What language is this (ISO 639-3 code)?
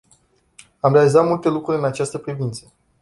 ron